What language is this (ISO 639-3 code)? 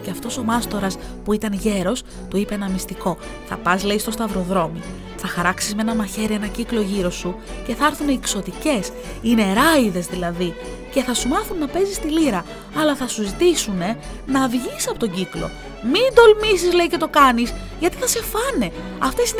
ell